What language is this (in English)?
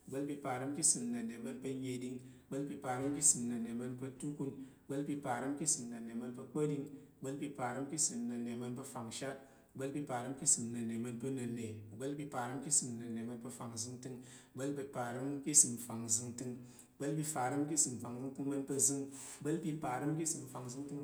Tarok